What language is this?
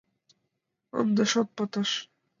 Mari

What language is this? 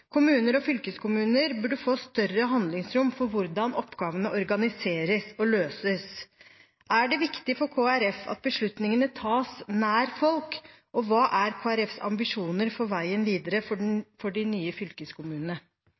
Norwegian Bokmål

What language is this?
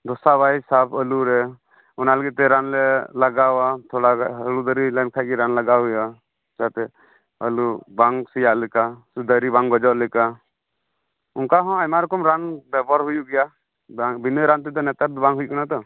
Santali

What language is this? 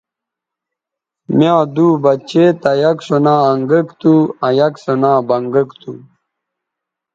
Bateri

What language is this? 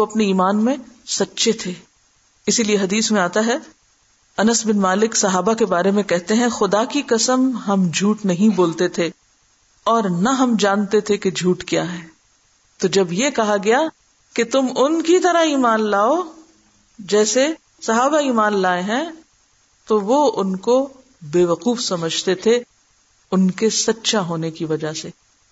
Urdu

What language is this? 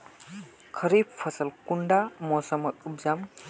Magahi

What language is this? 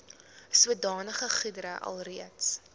Afrikaans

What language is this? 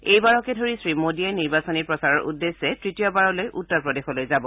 Assamese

